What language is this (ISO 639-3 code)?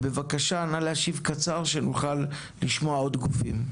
heb